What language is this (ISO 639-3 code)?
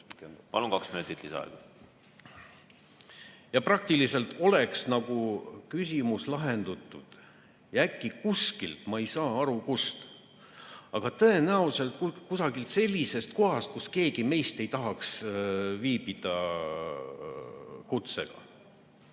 est